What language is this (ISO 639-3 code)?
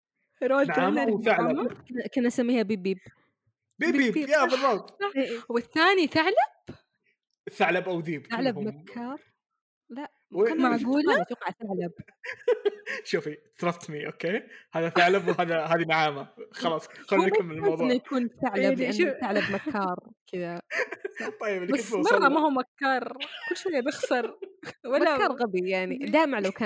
ara